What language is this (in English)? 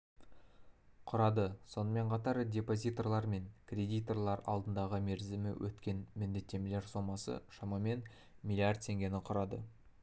Kazakh